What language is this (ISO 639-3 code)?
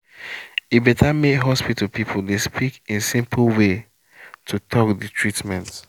pcm